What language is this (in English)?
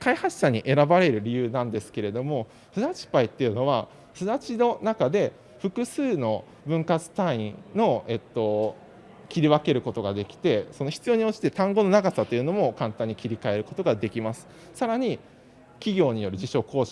Japanese